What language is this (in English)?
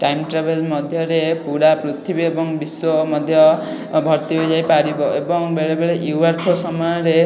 Odia